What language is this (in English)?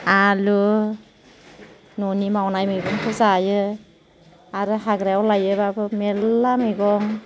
Bodo